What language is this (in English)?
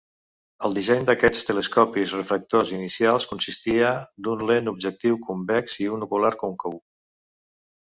Catalan